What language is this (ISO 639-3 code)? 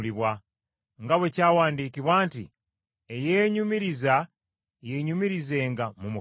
lug